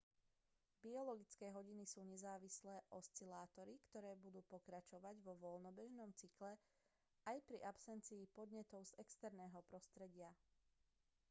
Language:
Slovak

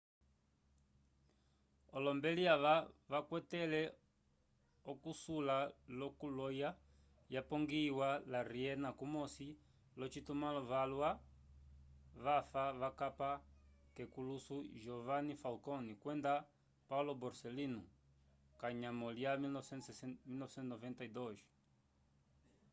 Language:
Umbundu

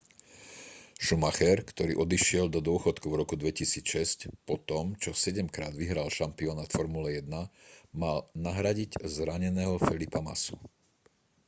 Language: Slovak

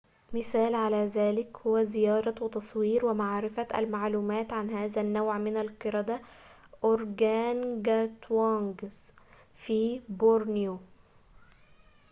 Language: Arabic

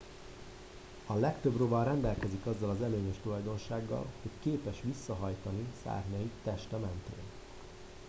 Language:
Hungarian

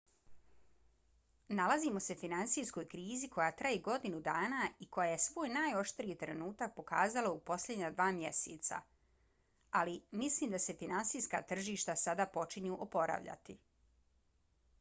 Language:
Bosnian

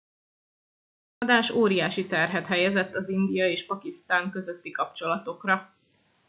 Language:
Hungarian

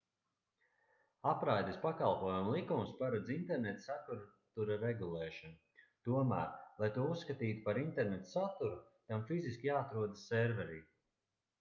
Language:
Latvian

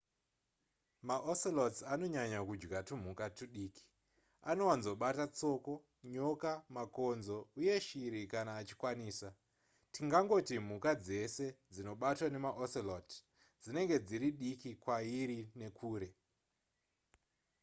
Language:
Shona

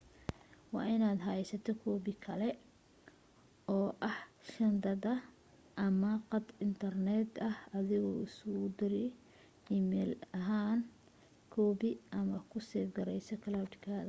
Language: Somali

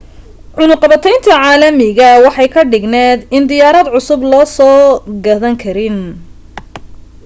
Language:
Somali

